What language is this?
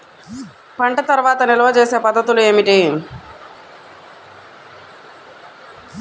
Telugu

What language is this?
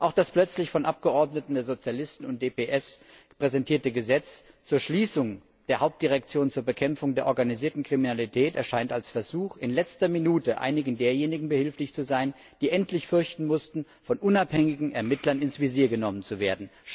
German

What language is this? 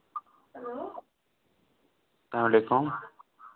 Kashmiri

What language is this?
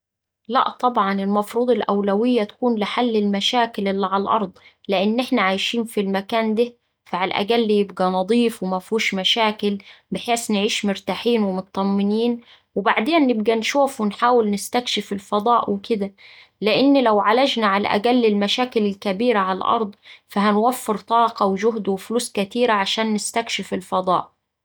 Saidi Arabic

